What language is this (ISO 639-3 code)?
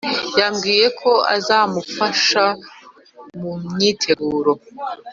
kin